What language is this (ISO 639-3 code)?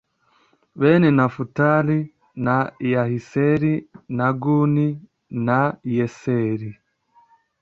kin